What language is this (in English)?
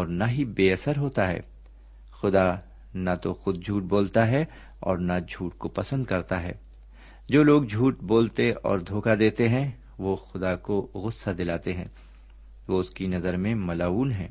Urdu